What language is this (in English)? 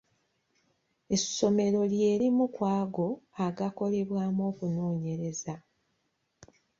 Ganda